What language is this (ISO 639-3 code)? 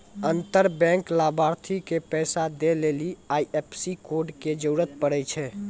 mai